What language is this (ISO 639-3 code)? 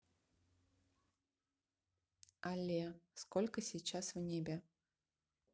rus